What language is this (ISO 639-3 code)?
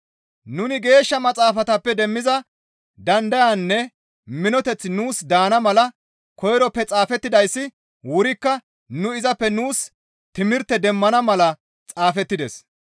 gmv